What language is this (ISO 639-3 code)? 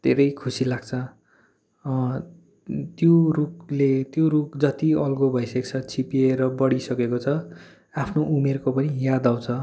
nep